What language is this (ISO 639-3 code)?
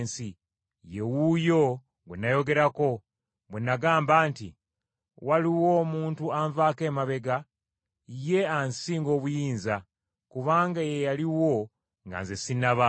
lug